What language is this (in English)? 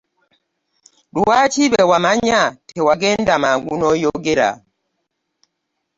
Ganda